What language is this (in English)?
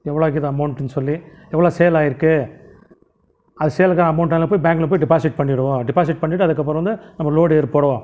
Tamil